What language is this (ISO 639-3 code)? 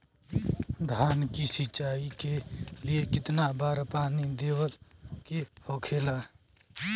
bho